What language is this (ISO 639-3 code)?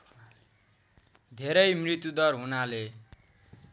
nep